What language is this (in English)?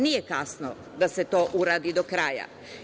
Serbian